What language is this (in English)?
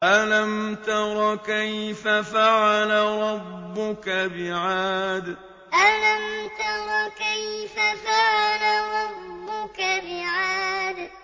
Arabic